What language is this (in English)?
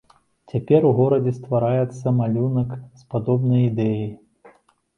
Belarusian